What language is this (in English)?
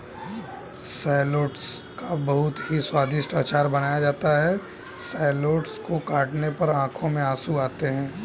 Hindi